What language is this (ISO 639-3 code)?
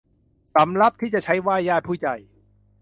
tha